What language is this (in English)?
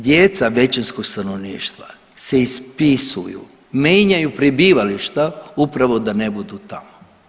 Croatian